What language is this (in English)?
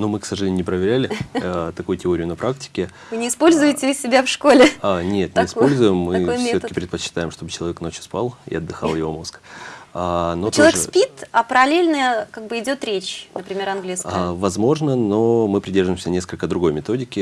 Russian